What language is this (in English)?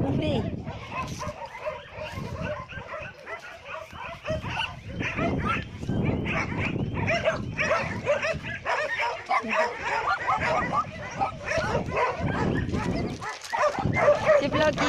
Romanian